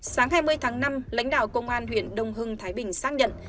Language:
Vietnamese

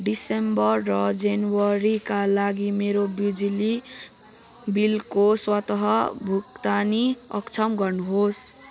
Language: Nepali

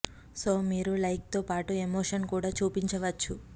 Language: Telugu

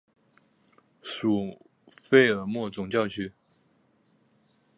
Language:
Chinese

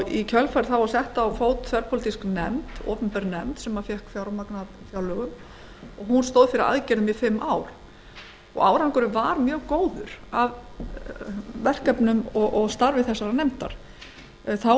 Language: Icelandic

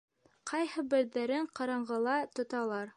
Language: Bashkir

